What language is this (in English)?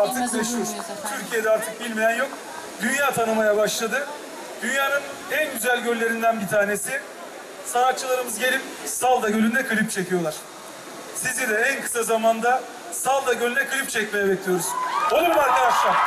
Turkish